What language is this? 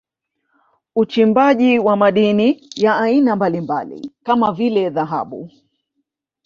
Swahili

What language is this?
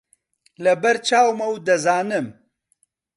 Central Kurdish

